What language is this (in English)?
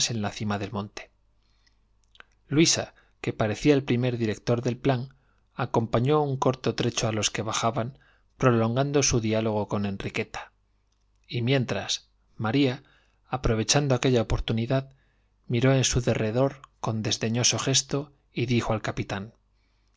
Spanish